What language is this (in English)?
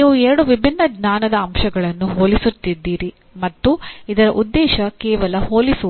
Kannada